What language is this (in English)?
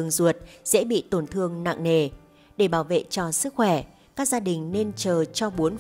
Vietnamese